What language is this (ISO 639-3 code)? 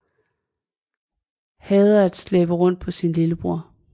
dan